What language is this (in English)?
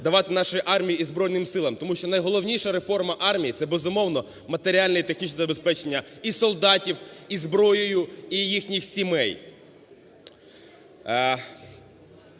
Ukrainian